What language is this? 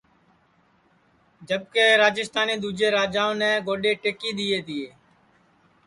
Sansi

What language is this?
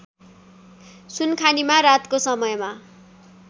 Nepali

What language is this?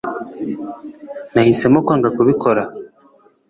Kinyarwanda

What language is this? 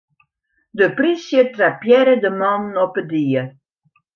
Western Frisian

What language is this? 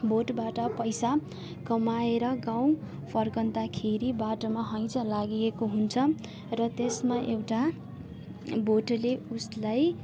Nepali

